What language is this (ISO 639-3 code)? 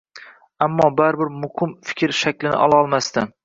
uzb